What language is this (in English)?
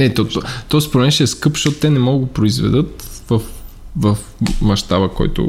Bulgarian